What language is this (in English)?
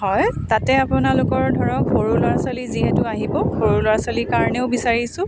Assamese